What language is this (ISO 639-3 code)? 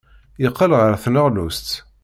kab